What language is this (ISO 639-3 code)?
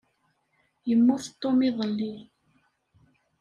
kab